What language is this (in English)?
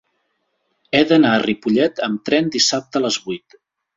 Catalan